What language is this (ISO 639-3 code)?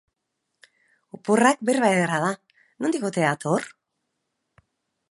eus